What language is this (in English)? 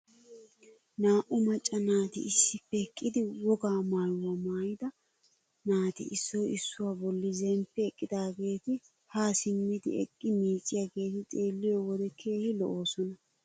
Wolaytta